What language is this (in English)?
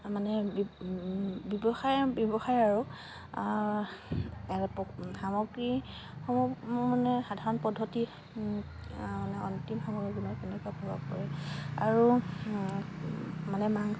Assamese